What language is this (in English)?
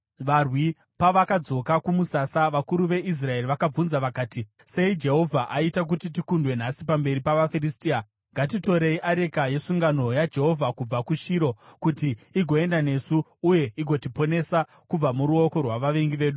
Shona